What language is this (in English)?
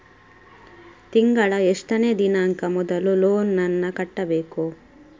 Kannada